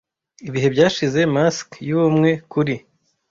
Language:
Kinyarwanda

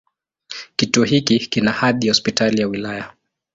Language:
Swahili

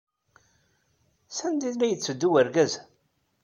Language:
Kabyle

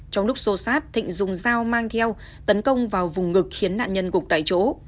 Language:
Vietnamese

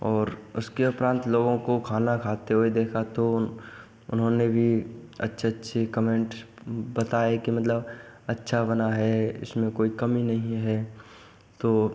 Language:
Hindi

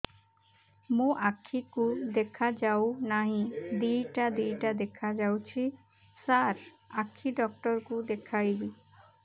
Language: Odia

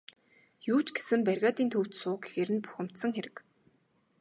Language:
Mongolian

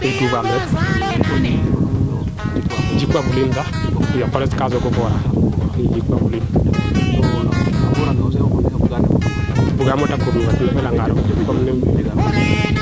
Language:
Serer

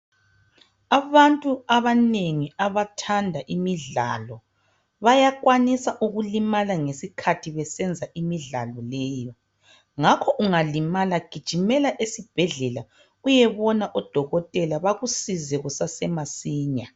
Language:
North Ndebele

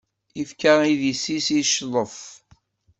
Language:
Kabyle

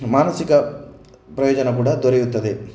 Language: Kannada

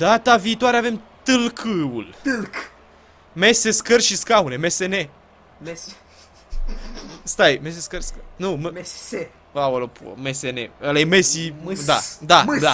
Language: Romanian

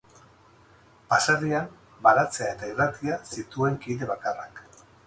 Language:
Basque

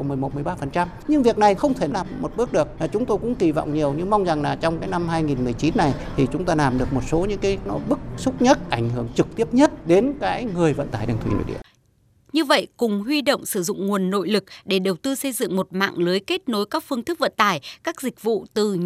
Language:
Vietnamese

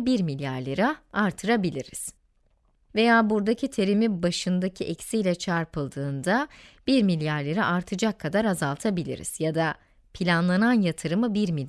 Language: Turkish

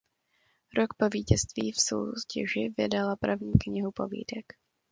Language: Czech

